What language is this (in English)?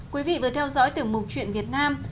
Vietnamese